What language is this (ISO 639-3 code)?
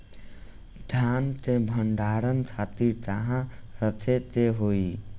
bho